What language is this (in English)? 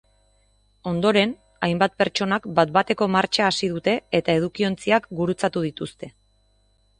Basque